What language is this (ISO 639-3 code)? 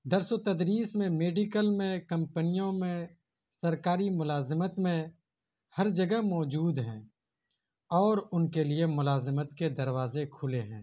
urd